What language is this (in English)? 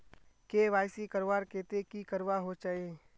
Magahi